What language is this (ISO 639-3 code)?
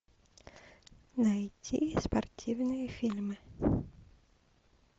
rus